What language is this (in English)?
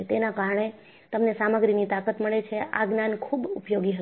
Gujarati